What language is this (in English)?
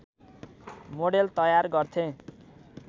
Nepali